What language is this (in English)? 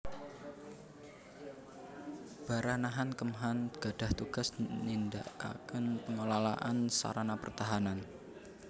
Javanese